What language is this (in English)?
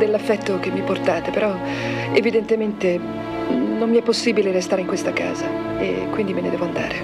Italian